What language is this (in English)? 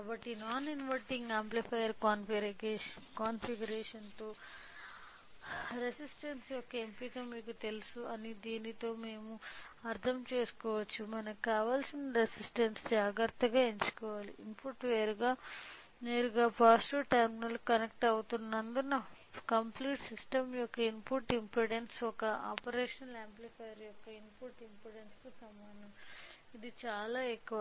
Telugu